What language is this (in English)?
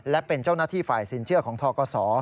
Thai